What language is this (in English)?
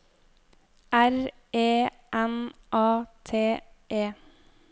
Norwegian